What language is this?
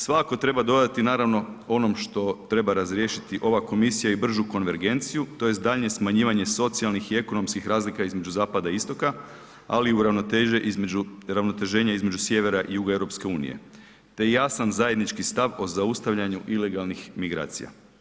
Croatian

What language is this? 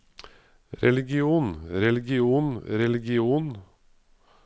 Norwegian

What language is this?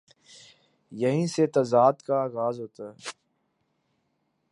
Urdu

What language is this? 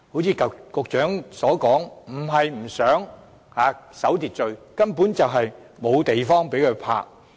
Cantonese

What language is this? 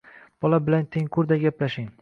Uzbek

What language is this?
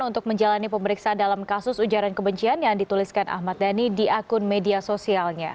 Indonesian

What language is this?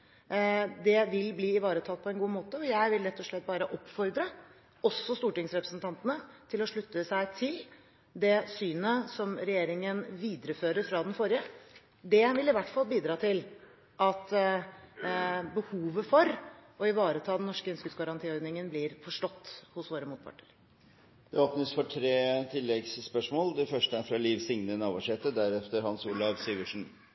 Norwegian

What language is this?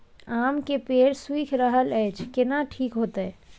Maithili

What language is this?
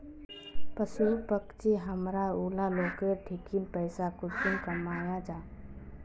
Magahi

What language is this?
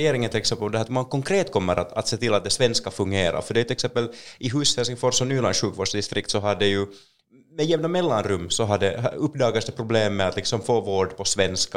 Swedish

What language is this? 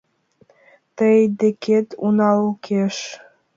Mari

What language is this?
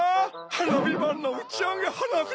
Japanese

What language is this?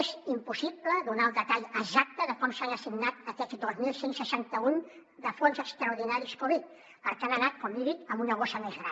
Catalan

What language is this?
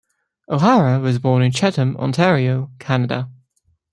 English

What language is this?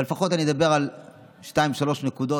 Hebrew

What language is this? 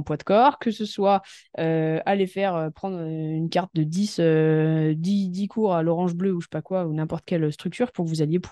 French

